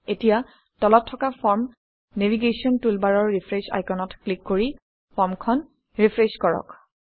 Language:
Assamese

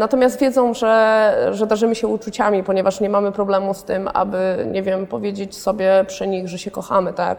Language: Polish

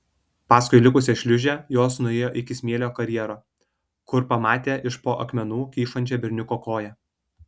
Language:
Lithuanian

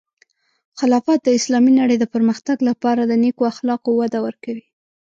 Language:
Pashto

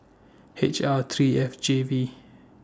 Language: English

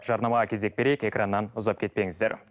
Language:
Kazakh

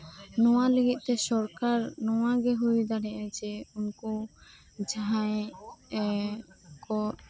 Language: Santali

